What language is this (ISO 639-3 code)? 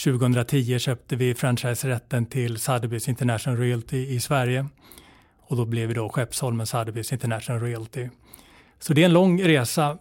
swe